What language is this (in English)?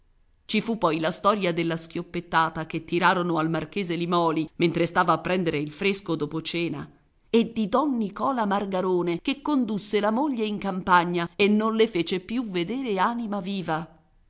Italian